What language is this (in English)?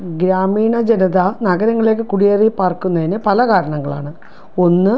Malayalam